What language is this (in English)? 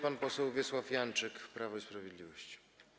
Polish